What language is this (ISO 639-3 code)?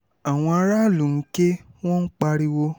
yor